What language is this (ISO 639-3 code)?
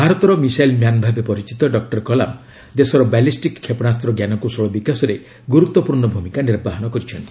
ori